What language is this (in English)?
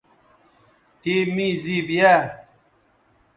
Bateri